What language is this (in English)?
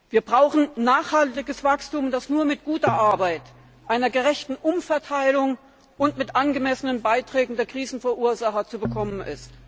German